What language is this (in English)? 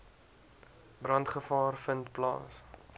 Afrikaans